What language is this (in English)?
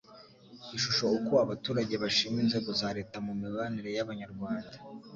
Kinyarwanda